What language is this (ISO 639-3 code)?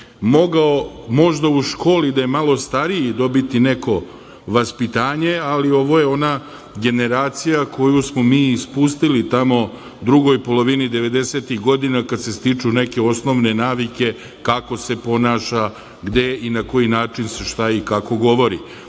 srp